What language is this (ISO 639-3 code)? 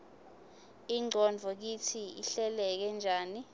ssw